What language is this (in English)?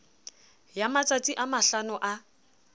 Southern Sotho